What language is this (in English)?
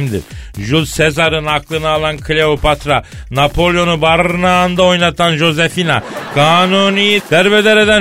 Turkish